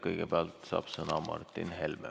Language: Estonian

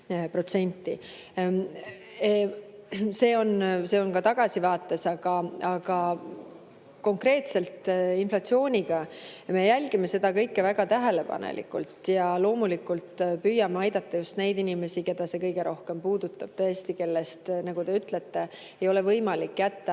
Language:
Estonian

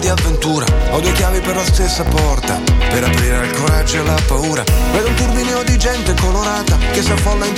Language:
Italian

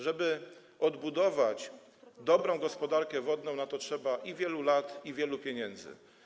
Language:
Polish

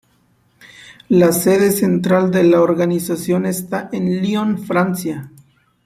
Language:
Spanish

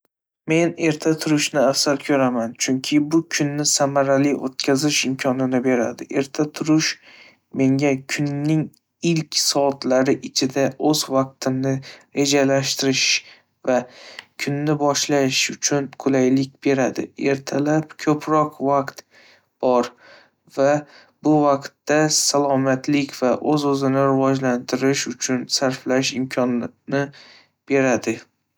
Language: Uzbek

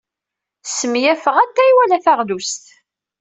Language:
Kabyle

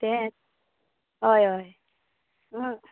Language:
Konkani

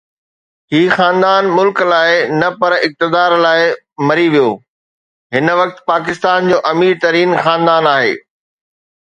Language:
Sindhi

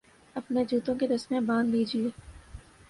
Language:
Urdu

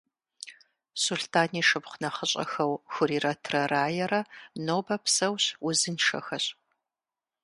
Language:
Kabardian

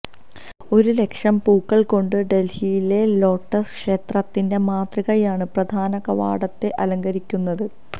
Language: Malayalam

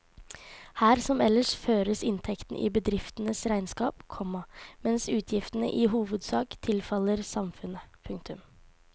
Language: Norwegian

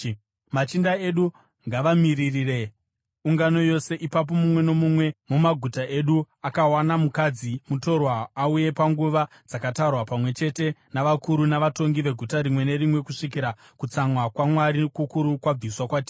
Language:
Shona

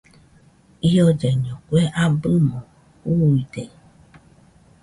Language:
Nüpode Huitoto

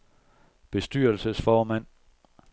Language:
Danish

